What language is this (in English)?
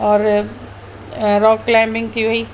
Sindhi